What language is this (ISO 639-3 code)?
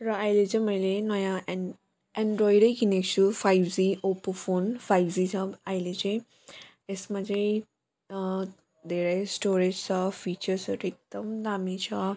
nep